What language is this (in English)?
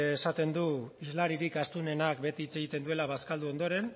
Basque